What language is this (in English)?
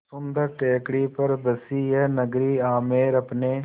Hindi